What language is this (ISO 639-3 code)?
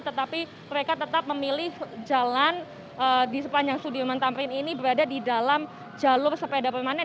ind